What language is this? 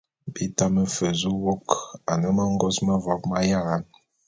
Bulu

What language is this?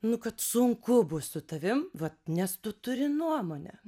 Lithuanian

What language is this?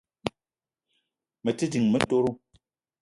Eton (Cameroon)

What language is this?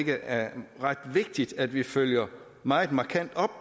Danish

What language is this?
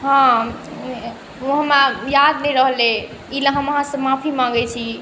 Maithili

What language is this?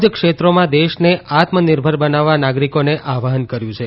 Gujarati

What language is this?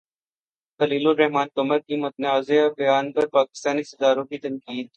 Urdu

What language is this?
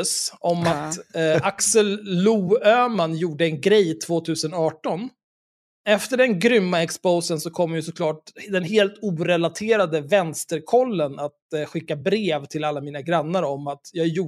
Swedish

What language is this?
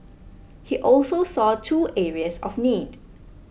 English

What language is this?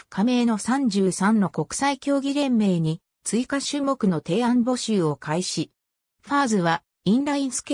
Japanese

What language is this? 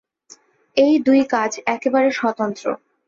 Bangla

